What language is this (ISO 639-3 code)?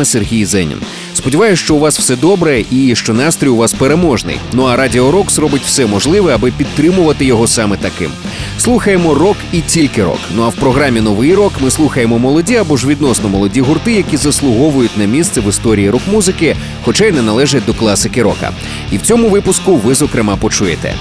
ukr